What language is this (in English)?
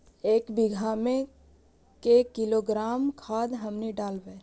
Magahi